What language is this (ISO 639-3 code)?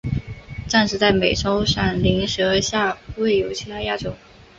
zho